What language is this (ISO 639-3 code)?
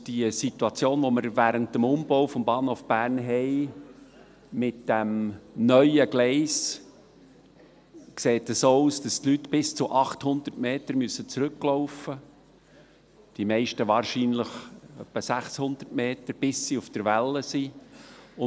gsw